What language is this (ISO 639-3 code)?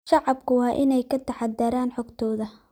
som